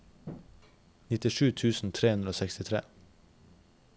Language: Norwegian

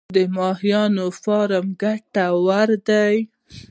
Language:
Pashto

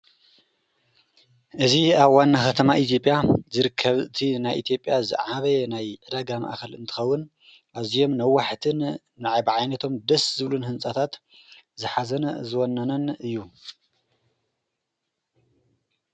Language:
Tigrinya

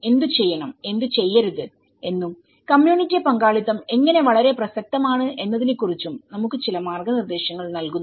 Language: Malayalam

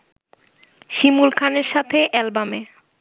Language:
Bangla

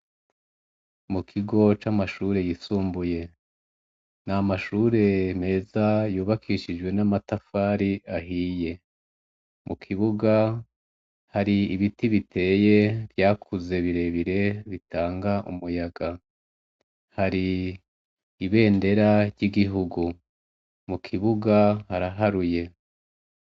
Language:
Rundi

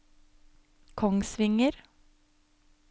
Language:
Norwegian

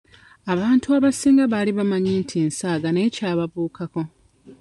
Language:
Ganda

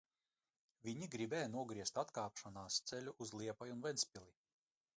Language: Latvian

